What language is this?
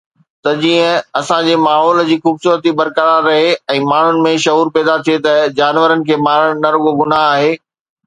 Sindhi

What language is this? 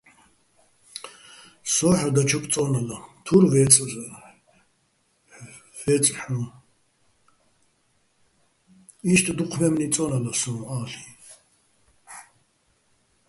Bats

